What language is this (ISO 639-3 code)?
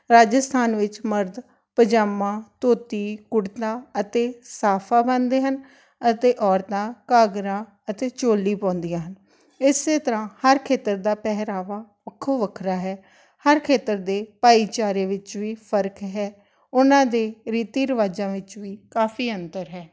pan